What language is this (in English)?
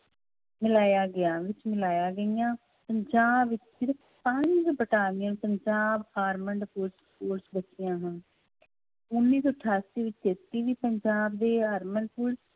Punjabi